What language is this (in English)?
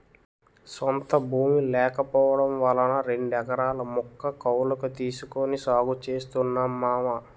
Telugu